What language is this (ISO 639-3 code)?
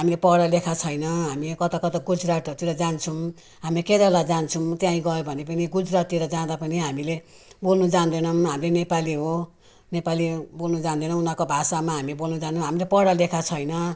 nep